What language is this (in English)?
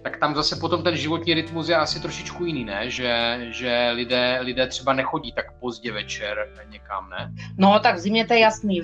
Czech